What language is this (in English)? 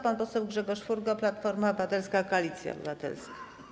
Polish